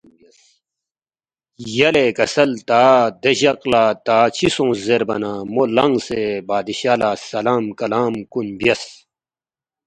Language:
Balti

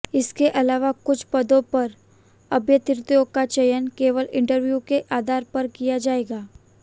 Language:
Hindi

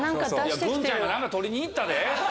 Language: Japanese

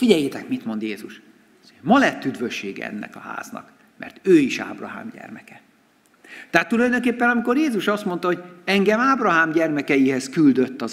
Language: Hungarian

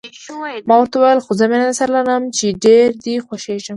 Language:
Pashto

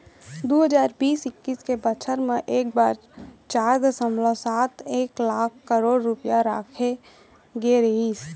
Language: Chhattisgarhi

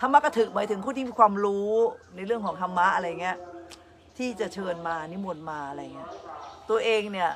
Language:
Thai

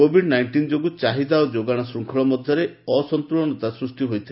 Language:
Odia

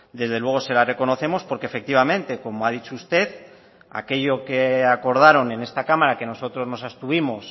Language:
Spanish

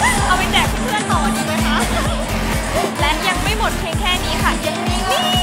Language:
Thai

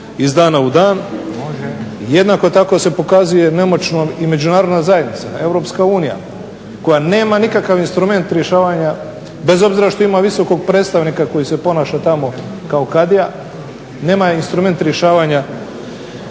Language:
Croatian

